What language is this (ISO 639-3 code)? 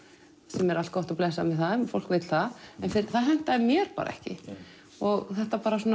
isl